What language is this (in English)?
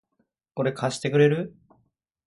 Japanese